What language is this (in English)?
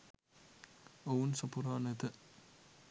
Sinhala